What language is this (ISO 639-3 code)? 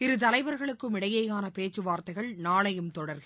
tam